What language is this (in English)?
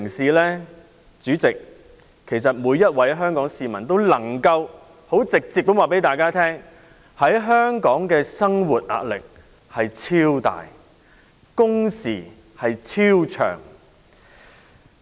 Cantonese